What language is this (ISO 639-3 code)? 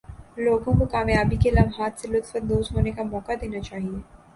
urd